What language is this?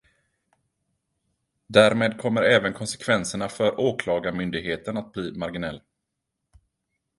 Swedish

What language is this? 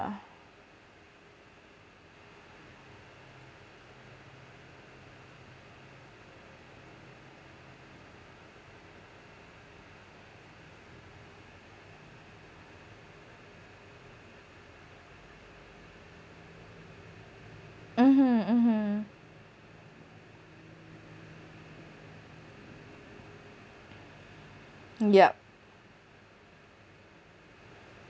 English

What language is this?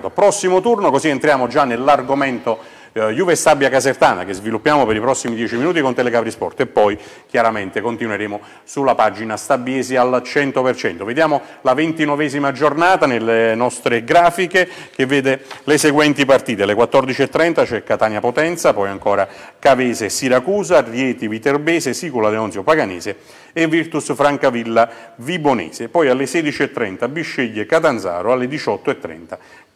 Italian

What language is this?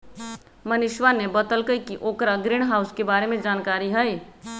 Magahi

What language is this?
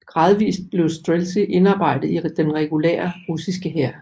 Danish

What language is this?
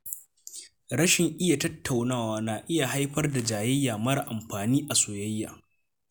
Hausa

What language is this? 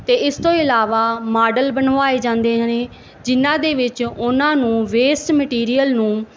Punjabi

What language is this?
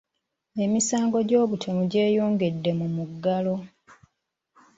Ganda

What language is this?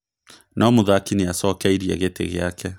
Kikuyu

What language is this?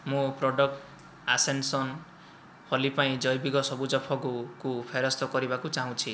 Odia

